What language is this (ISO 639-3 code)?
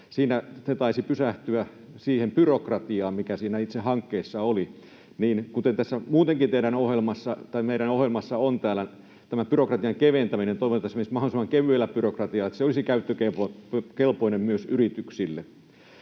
fin